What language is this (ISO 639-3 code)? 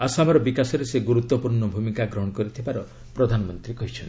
ori